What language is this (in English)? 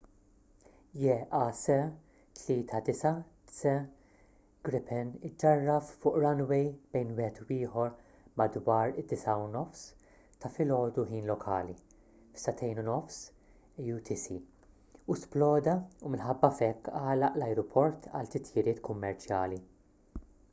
Maltese